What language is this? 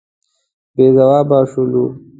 Pashto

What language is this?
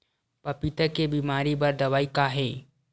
Chhattisgarhi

